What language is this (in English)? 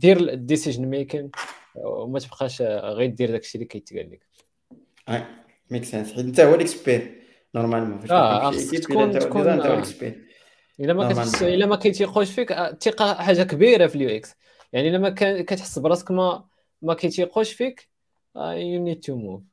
Arabic